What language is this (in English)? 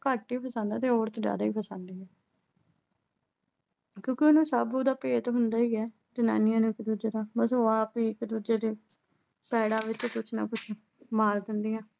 Punjabi